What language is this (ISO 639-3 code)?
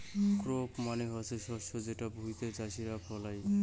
ben